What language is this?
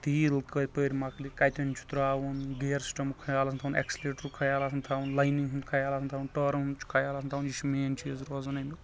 Kashmiri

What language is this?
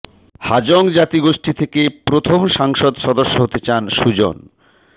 Bangla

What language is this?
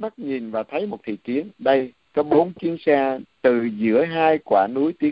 Vietnamese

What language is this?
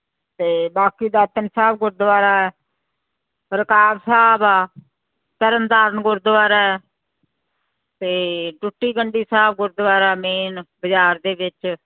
Punjabi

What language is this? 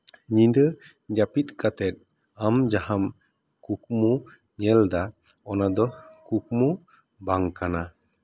Santali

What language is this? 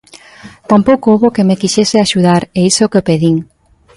Galician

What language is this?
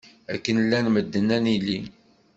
Kabyle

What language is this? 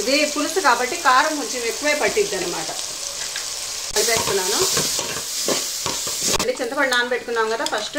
Hindi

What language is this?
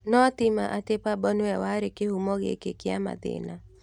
Kikuyu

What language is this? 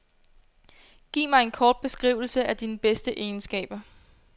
Danish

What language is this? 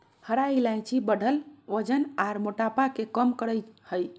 Magahi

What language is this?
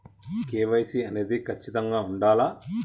Telugu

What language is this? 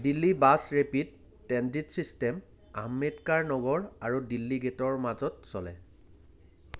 Assamese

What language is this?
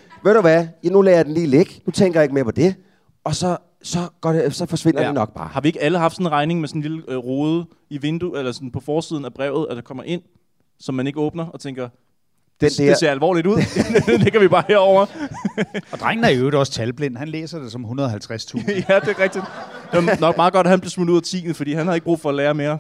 Danish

